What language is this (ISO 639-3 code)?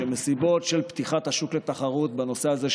heb